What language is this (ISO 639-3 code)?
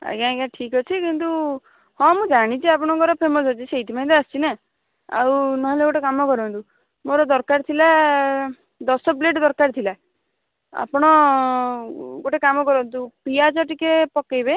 ori